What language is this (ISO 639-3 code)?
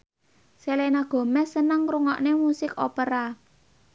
jav